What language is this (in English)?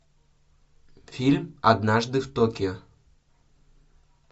Russian